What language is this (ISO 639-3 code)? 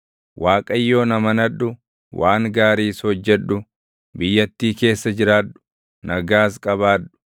orm